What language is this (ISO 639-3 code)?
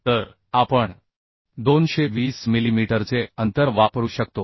mar